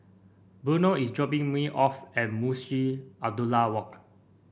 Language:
English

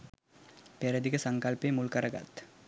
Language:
Sinhala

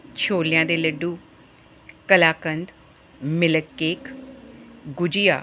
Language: Punjabi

